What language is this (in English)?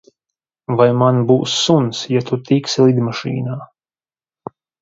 Latvian